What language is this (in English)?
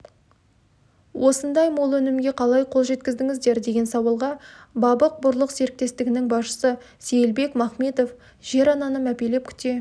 Kazakh